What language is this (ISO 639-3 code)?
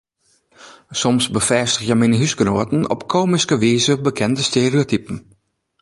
fry